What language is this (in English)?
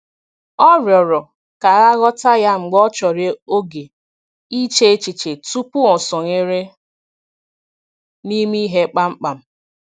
Igbo